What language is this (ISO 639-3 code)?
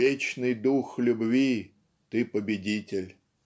rus